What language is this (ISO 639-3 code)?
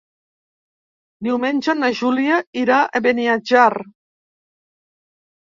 cat